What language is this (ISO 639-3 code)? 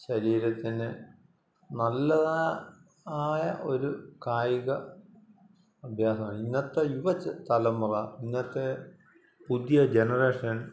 mal